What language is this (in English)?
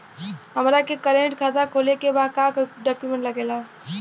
Bhojpuri